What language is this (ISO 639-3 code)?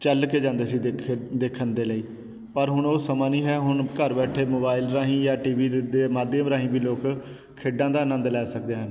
pan